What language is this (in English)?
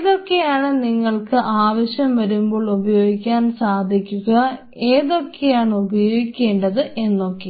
Malayalam